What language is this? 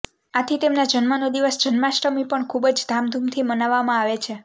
Gujarati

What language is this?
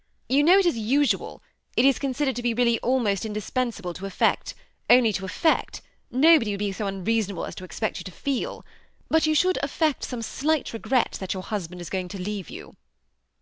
English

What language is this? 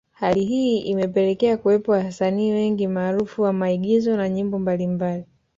Swahili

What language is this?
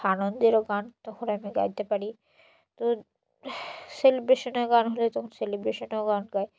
Bangla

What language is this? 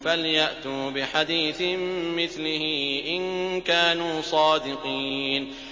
Arabic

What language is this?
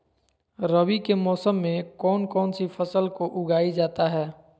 Magahi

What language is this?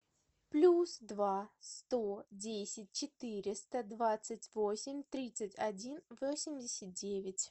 Russian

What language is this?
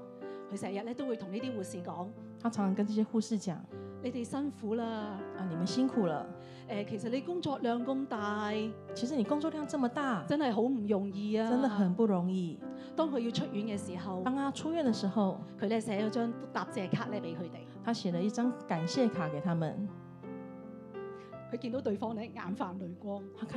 Chinese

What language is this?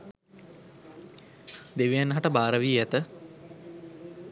Sinhala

